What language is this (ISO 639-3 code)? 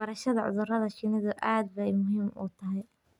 som